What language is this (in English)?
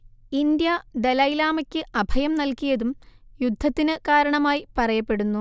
Malayalam